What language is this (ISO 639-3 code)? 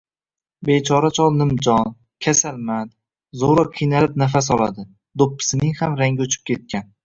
uzb